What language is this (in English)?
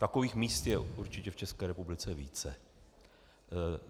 Czech